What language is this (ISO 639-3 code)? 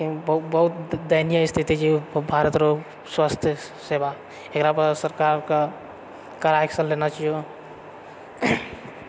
mai